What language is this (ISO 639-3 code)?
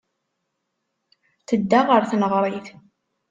kab